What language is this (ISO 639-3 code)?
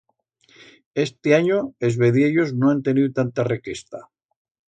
arg